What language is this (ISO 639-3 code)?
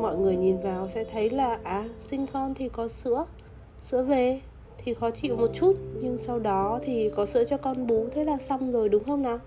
vie